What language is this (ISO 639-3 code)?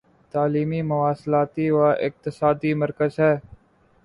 urd